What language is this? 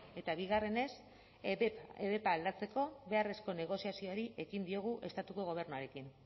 Basque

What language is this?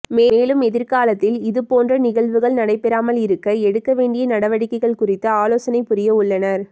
Tamil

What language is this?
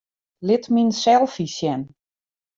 Western Frisian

